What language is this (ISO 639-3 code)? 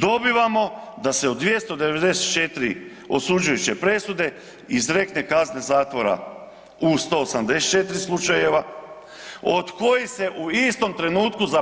hrv